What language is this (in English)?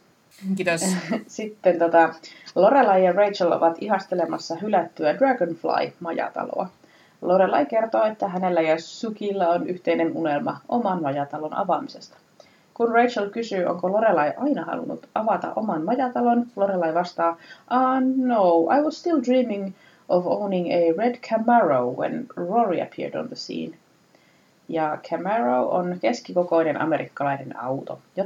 Finnish